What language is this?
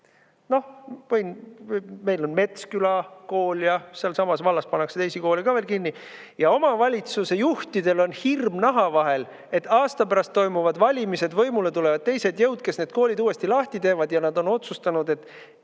Estonian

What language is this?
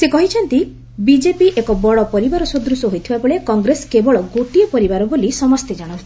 Odia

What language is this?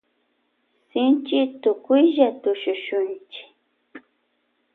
Loja Highland Quichua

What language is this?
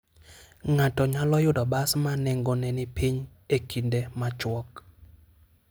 Luo (Kenya and Tanzania)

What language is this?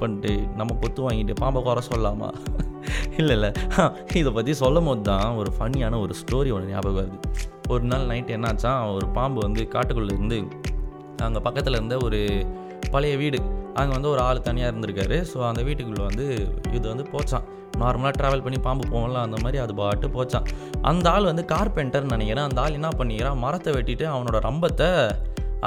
Tamil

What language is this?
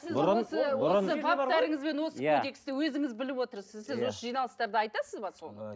Kazakh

